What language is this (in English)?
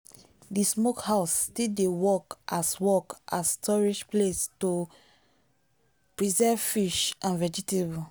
Nigerian Pidgin